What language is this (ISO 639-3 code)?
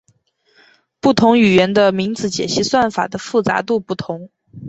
zho